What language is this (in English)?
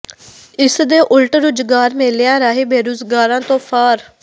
Punjabi